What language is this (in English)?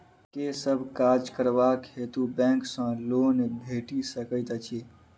Maithili